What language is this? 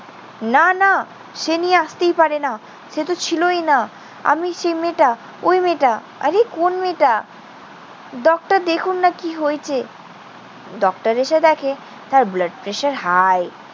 Bangla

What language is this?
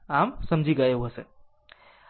Gujarati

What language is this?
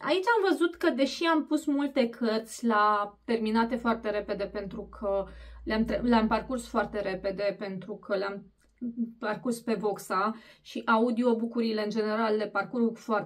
Romanian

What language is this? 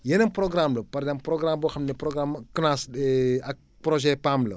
Wolof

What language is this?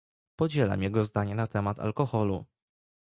Polish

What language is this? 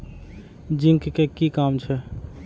Maithili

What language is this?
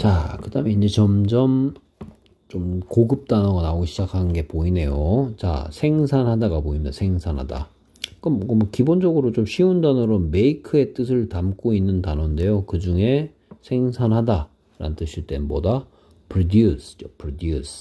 Korean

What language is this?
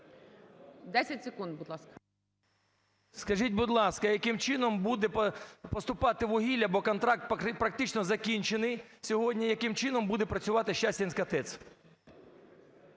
Ukrainian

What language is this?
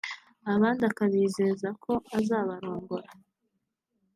Kinyarwanda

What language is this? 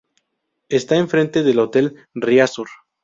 Spanish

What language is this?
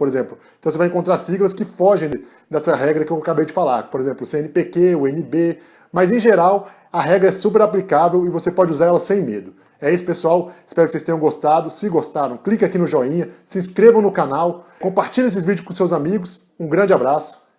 Portuguese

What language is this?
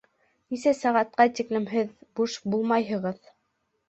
Bashkir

